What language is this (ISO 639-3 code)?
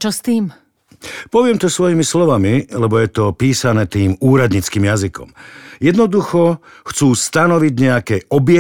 slk